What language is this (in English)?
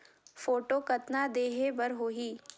Chhattisgarhi